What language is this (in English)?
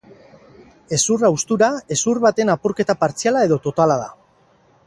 Basque